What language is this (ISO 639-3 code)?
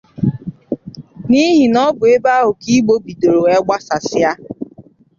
ibo